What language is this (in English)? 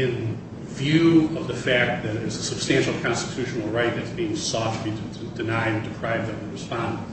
English